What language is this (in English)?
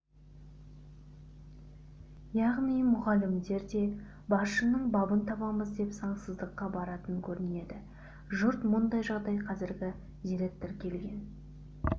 Kazakh